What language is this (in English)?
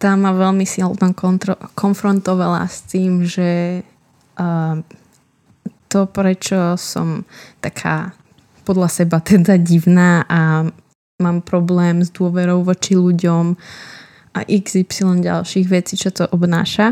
Slovak